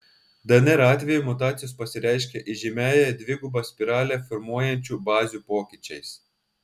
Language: Lithuanian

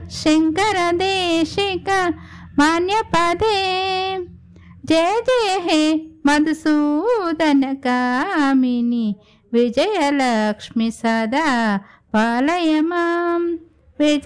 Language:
Telugu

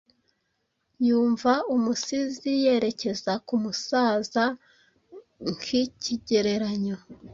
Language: Kinyarwanda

